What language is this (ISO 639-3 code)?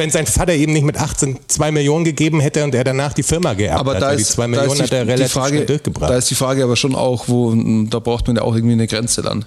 deu